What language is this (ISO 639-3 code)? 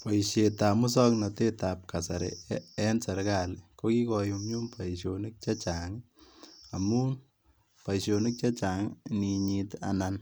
kln